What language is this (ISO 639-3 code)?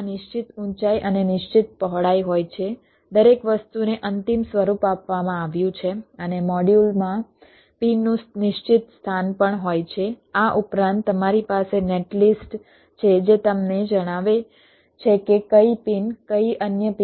guj